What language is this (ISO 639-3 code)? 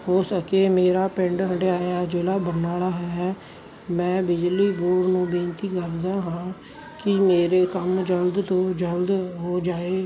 pan